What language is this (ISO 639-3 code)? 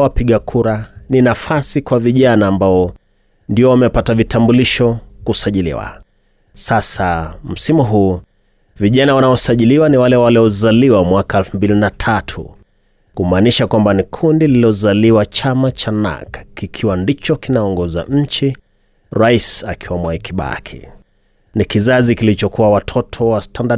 swa